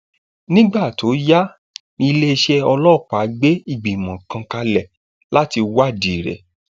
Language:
Yoruba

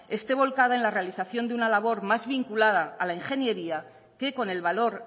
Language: Spanish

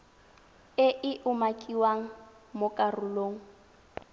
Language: Tswana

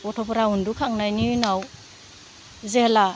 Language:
Bodo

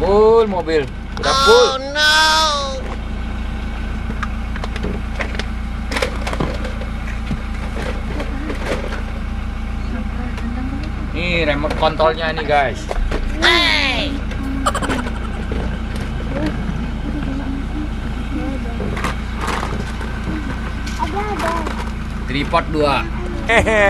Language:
Indonesian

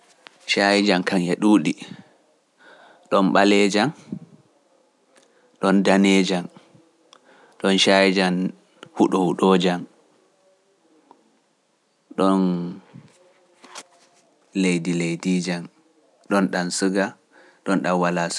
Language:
Pular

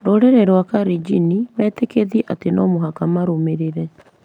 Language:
Kikuyu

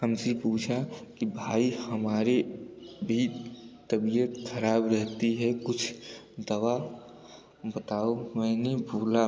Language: Hindi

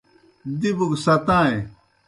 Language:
Kohistani Shina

